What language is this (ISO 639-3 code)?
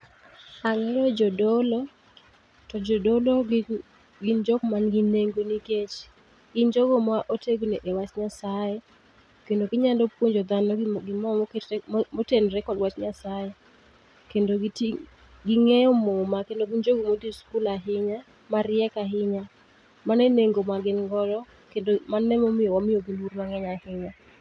luo